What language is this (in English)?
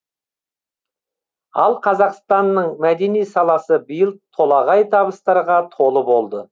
Kazakh